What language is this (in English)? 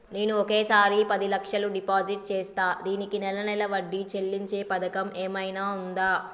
Telugu